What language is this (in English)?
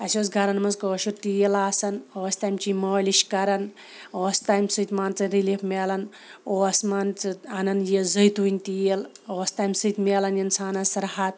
Kashmiri